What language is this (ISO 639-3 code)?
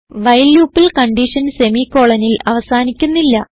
mal